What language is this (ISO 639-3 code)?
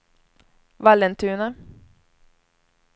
swe